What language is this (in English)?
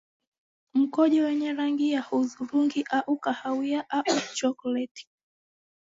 Swahili